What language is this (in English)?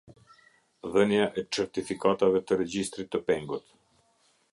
Albanian